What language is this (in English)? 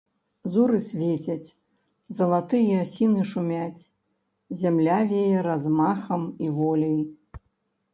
Belarusian